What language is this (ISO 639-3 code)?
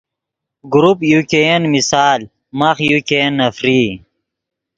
ydg